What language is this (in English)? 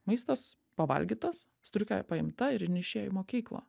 Lithuanian